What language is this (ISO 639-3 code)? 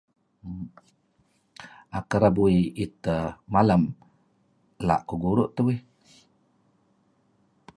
kzi